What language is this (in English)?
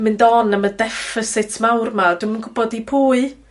Welsh